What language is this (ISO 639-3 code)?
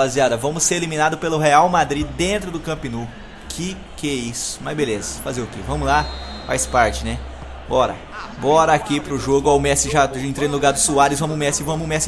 por